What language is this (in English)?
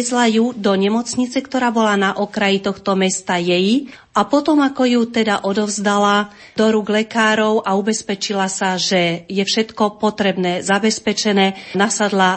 Slovak